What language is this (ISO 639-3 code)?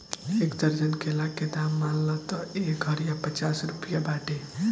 bho